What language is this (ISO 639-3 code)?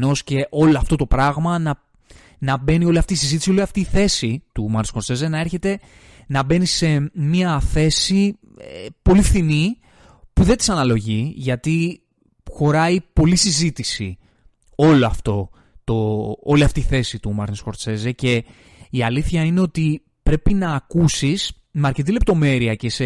ell